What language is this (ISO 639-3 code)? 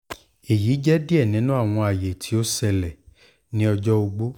yor